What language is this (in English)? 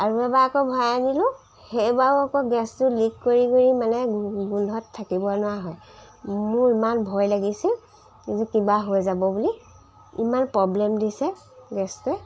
Assamese